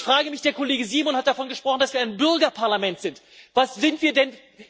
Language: German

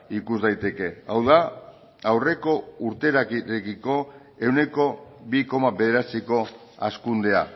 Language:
Basque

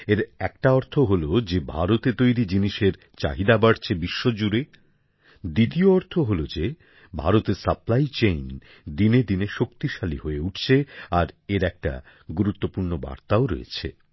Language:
Bangla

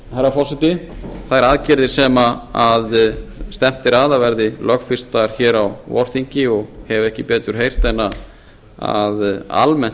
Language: Icelandic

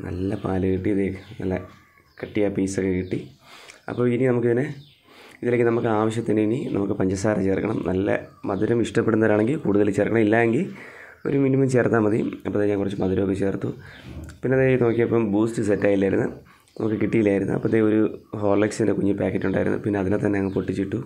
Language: Malayalam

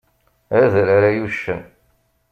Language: Kabyle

